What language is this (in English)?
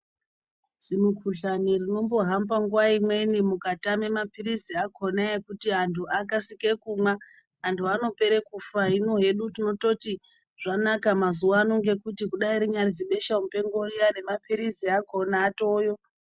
Ndau